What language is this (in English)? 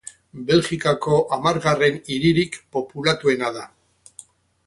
Basque